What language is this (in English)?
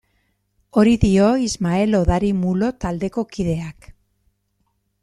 Basque